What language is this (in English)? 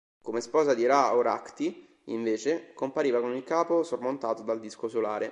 Italian